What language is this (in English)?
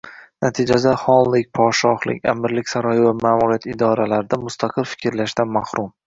Uzbek